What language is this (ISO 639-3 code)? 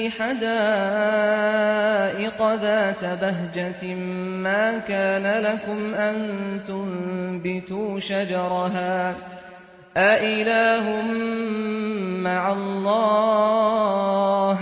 ara